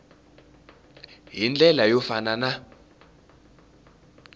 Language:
Tsonga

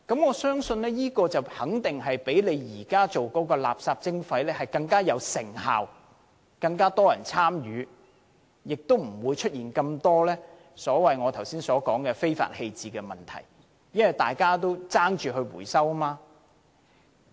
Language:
Cantonese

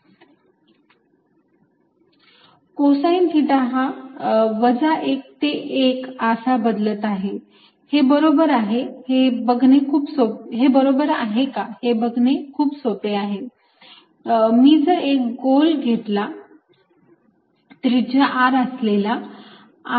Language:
Marathi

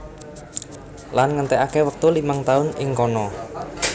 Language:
Javanese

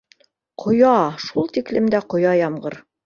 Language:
Bashkir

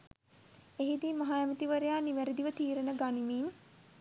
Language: Sinhala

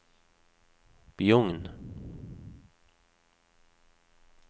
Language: Norwegian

